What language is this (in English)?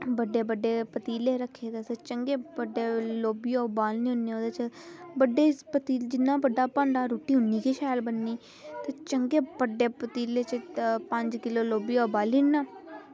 Dogri